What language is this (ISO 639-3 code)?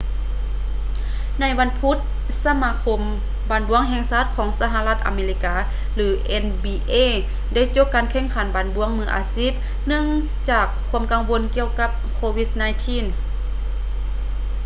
lao